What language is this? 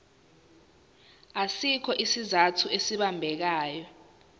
Zulu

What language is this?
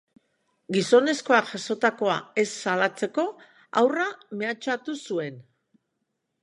Basque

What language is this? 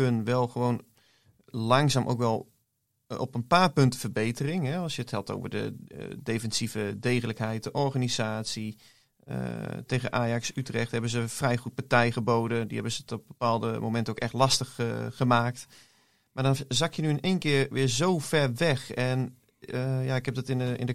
Dutch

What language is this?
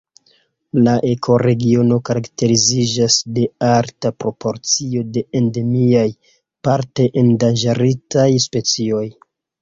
Esperanto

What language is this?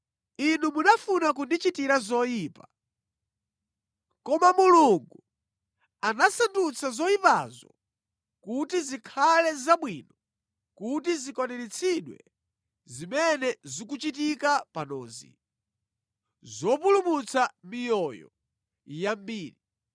Nyanja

